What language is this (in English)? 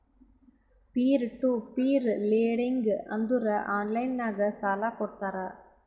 Kannada